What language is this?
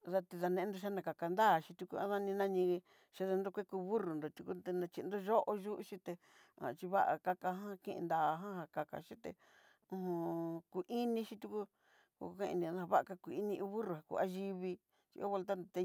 Southeastern Nochixtlán Mixtec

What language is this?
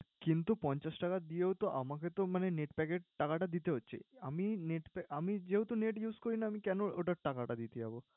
Bangla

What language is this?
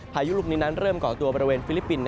Thai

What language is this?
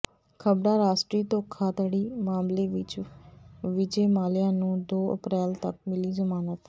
Punjabi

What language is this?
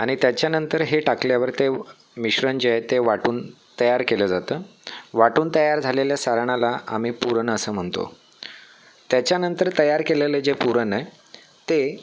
Marathi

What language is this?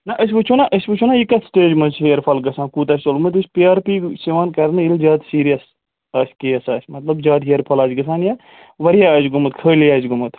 Kashmiri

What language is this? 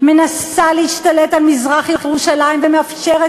Hebrew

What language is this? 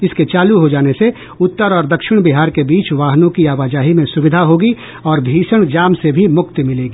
Hindi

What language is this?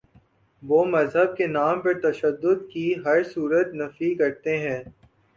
Urdu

